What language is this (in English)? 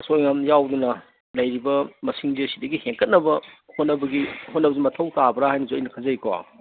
Manipuri